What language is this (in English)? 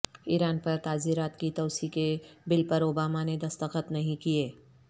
Urdu